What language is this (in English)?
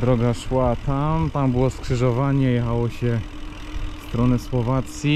Polish